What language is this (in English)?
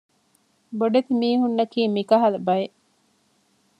Divehi